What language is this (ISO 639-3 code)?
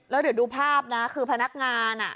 tha